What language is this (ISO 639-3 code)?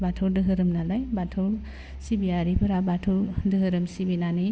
brx